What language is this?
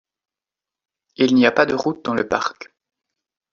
French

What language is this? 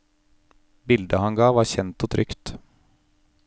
Norwegian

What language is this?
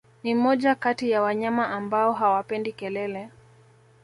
Swahili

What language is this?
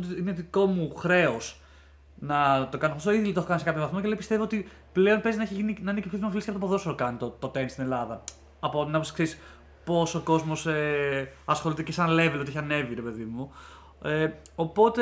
Greek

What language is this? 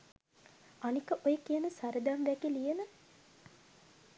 Sinhala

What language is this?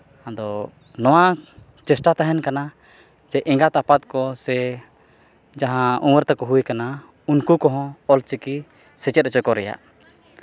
Santali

